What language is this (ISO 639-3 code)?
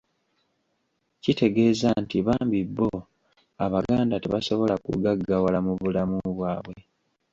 lug